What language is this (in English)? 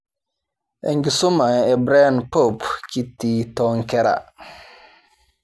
Masai